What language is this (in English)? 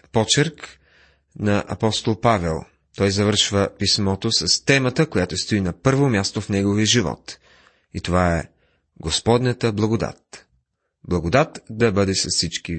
Bulgarian